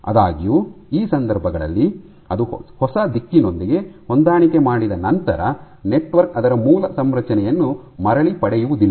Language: Kannada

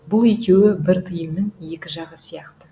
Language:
Kazakh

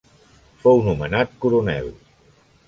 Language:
Catalan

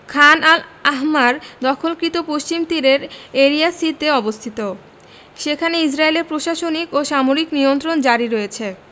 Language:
Bangla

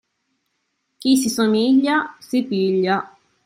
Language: Italian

